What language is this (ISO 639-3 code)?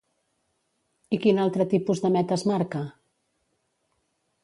cat